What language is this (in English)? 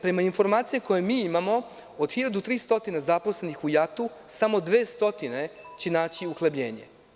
Serbian